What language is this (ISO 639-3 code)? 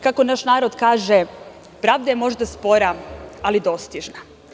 srp